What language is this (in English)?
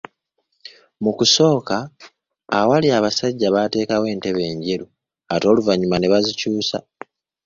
Ganda